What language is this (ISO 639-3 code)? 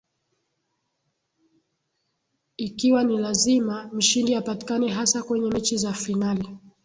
swa